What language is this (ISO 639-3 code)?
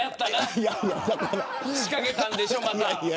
jpn